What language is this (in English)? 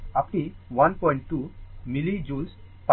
Bangla